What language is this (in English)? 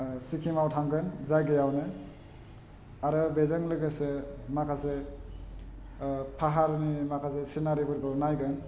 Bodo